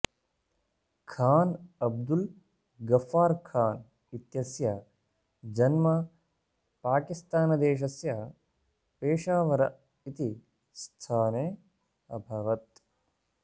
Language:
Sanskrit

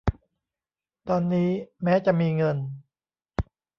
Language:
Thai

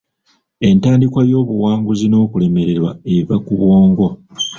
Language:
Ganda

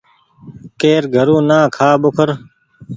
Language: Goaria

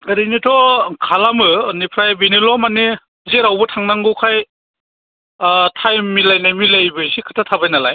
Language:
Bodo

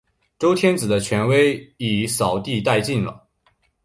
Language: Chinese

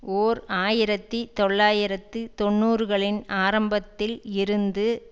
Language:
Tamil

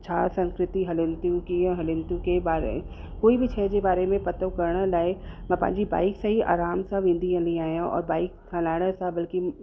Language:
Sindhi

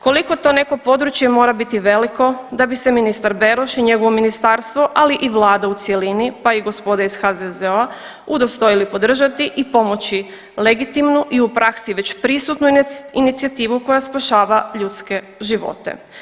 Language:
Croatian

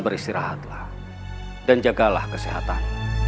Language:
Indonesian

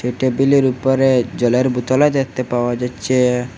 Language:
Bangla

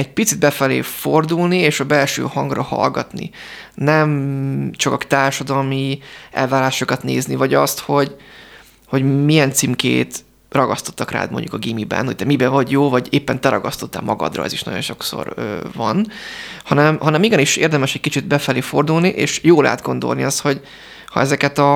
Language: Hungarian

